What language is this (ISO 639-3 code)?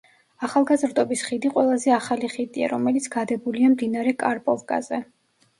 kat